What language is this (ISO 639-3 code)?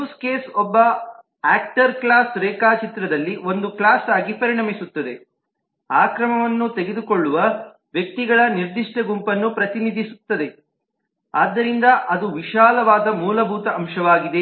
kan